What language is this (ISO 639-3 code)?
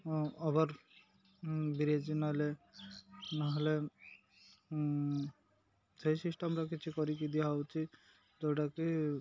ori